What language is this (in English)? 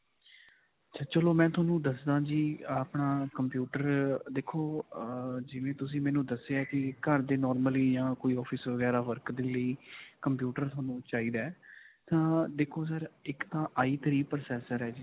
Punjabi